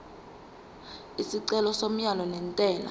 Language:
Zulu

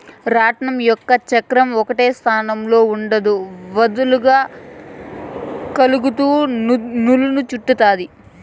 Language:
Telugu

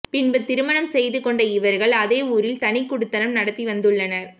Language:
Tamil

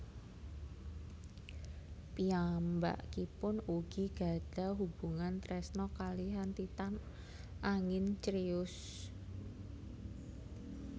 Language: Javanese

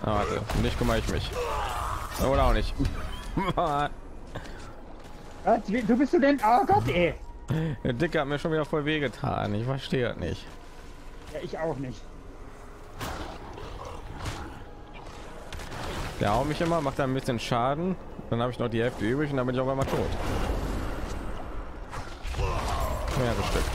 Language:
German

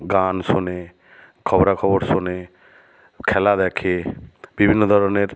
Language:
Bangla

